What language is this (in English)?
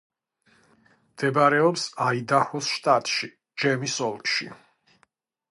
Georgian